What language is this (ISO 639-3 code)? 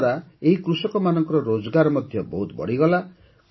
ori